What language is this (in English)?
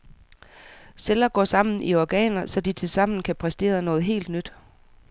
Danish